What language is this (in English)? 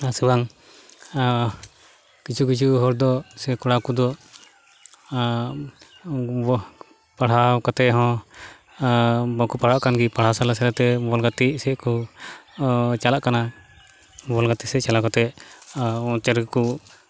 Santali